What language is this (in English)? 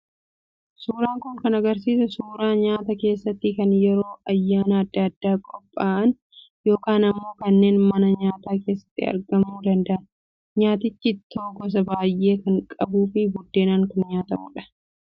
Oromo